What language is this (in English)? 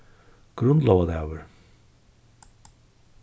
Faroese